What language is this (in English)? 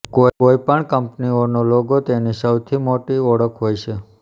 Gujarati